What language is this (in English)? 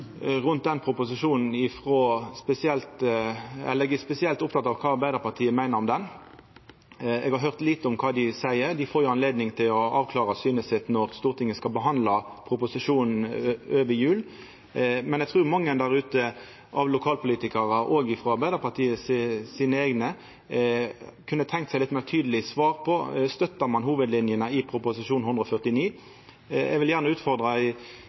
Norwegian Nynorsk